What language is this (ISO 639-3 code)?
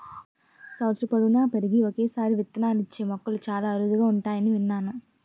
tel